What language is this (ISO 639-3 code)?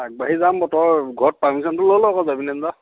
asm